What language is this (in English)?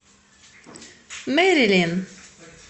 Russian